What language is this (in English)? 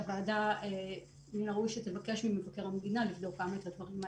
Hebrew